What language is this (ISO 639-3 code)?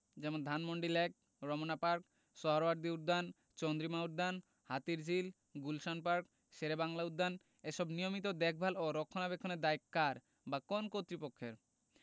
ben